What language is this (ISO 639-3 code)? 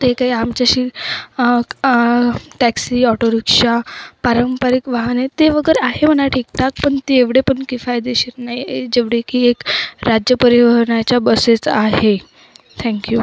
mar